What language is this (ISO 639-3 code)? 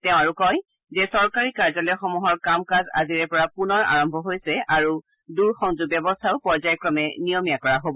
asm